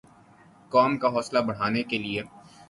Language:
Urdu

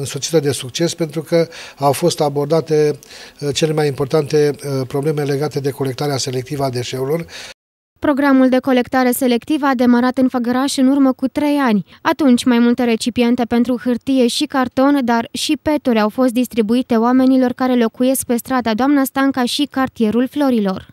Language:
Romanian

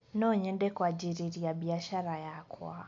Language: Kikuyu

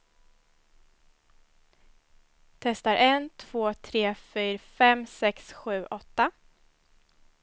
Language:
Swedish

